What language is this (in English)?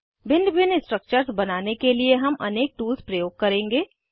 Hindi